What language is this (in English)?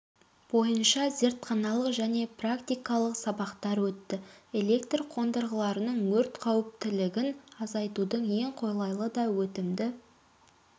Kazakh